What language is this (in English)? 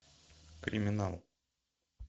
Russian